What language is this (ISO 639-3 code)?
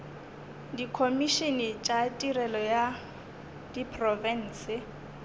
nso